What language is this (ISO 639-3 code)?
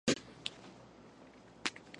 kat